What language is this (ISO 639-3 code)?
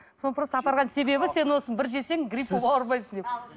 kaz